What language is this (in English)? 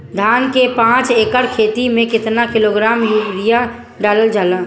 Bhojpuri